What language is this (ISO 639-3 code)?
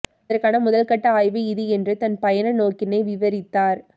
tam